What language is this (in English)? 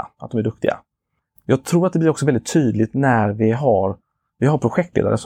Swedish